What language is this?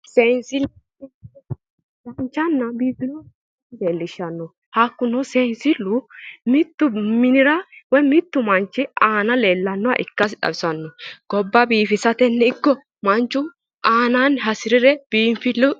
Sidamo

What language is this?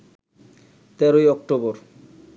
Bangla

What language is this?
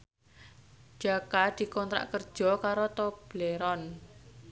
Javanese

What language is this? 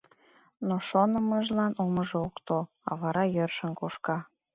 Mari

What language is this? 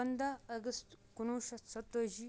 Kashmiri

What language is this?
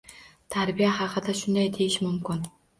Uzbek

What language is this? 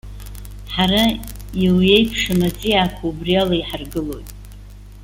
Abkhazian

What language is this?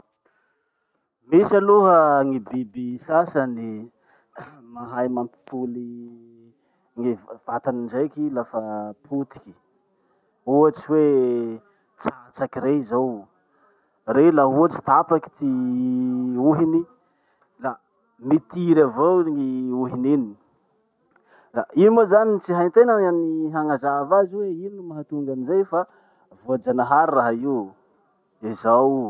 Masikoro Malagasy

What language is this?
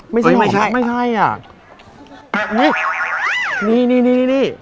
Thai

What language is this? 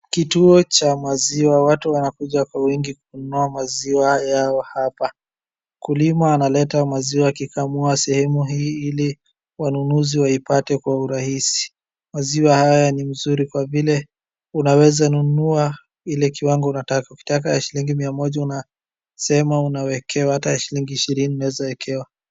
Swahili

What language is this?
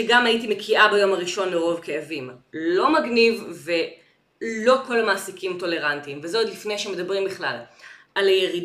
Hebrew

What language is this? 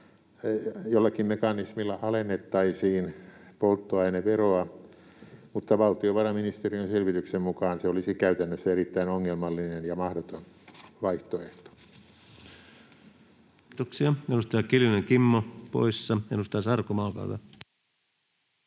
Finnish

